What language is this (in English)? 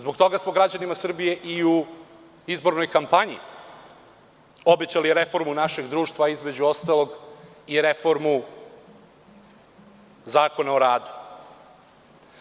Serbian